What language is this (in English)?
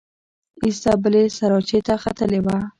Pashto